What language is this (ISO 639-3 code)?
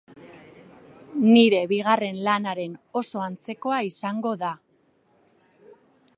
eus